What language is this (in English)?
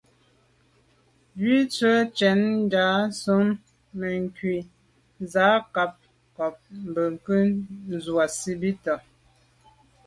Medumba